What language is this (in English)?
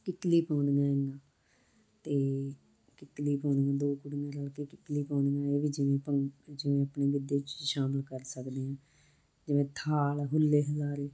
Punjabi